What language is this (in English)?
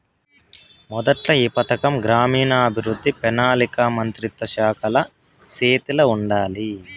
Telugu